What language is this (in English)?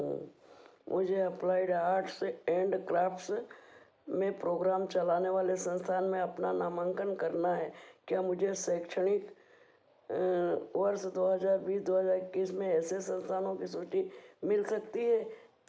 Hindi